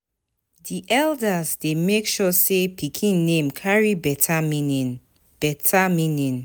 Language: Nigerian Pidgin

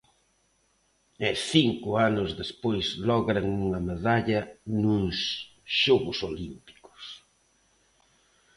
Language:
Galician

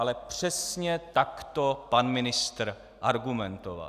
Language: Czech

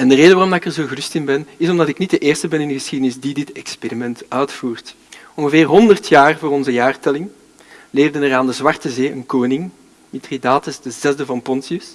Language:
Dutch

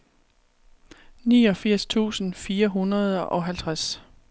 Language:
Danish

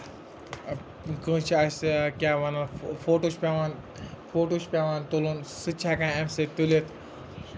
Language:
Kashmiri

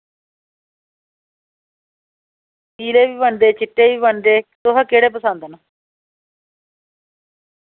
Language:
Dogri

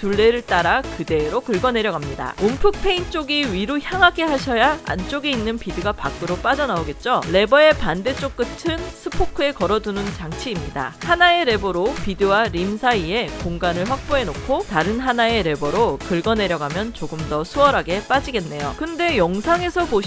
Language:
Korean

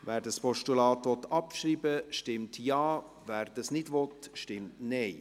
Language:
Swiss German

